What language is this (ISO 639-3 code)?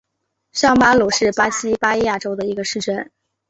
zho